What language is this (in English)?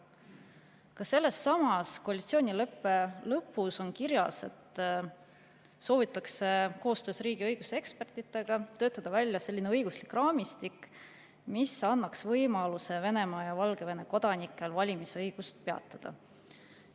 Estonian